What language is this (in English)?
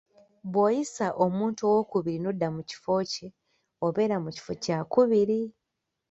Ganda